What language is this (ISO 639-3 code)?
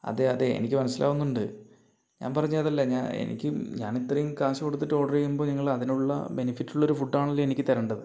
mal